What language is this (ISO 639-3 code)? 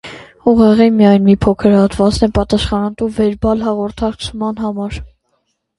hye